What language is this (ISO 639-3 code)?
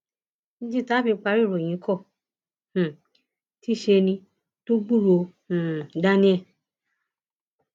yor